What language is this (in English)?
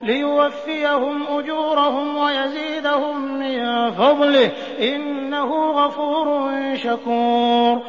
Arabic